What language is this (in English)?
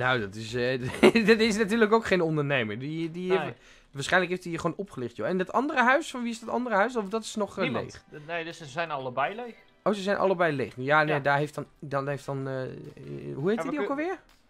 Dutch